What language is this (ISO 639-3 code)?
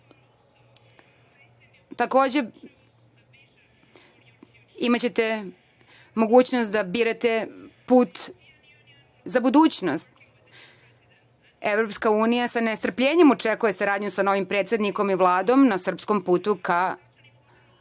srp